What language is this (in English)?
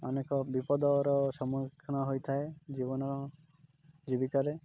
Odia